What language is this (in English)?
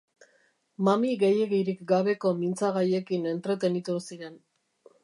Basque